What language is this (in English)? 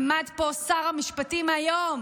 Hebrew